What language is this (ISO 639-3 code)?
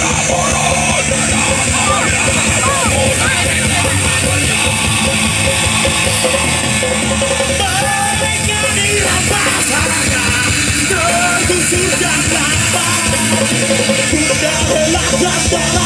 ind